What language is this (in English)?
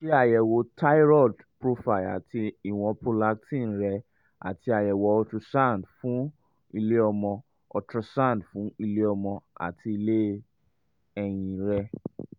Yoruba